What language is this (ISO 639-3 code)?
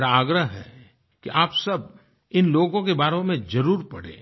hin